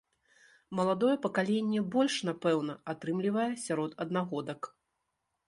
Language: Belarusian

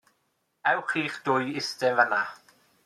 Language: Welsh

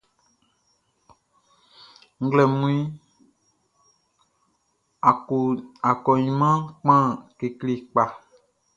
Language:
Baoulé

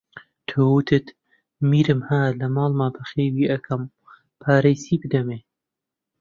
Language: Central Kurdish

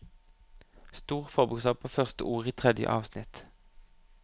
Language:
Norwegian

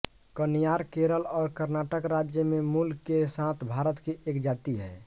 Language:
Hindi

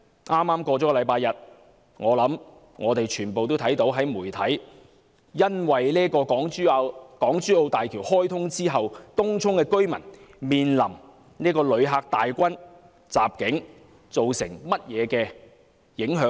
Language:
Cantonese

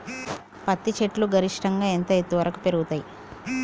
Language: Telugu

